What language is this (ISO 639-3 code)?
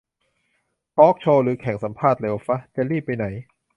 tha